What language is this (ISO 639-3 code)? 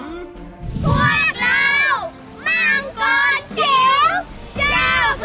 tha